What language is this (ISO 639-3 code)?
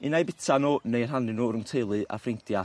cym